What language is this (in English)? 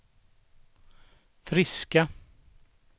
Swedish